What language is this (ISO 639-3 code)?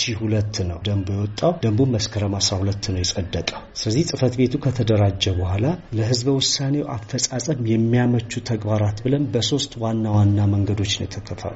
amh